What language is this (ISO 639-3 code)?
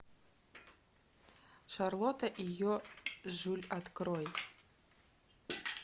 rus